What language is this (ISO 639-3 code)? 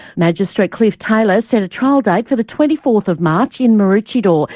eng